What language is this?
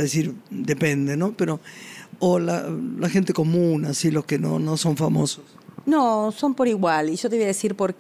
Spanish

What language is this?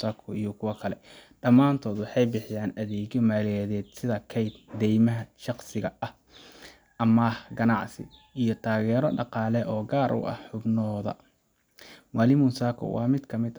Somali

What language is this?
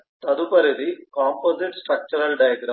Telugu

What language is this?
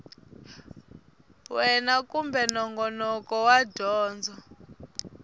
Tsonga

